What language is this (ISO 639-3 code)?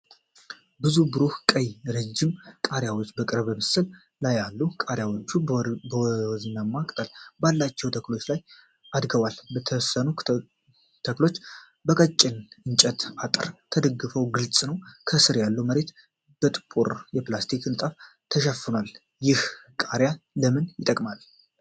amh